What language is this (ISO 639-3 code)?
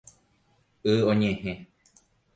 grn